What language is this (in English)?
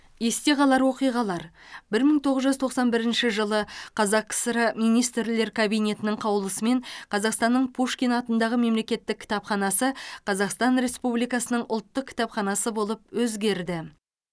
Kazakh